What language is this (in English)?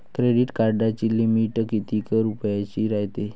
Marathi